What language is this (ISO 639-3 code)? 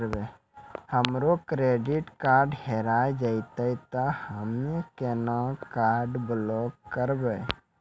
mai